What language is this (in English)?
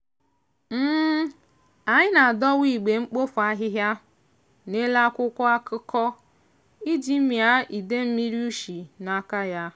Igbo